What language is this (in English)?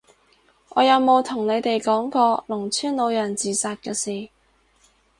Cantonese